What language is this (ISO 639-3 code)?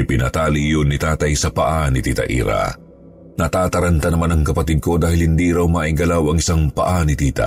fil